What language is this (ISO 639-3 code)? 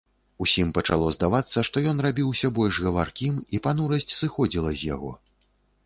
bel